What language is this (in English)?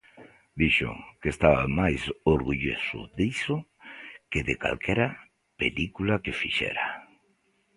Galician